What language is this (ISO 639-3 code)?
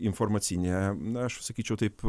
lit